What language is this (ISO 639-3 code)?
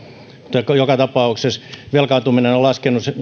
fin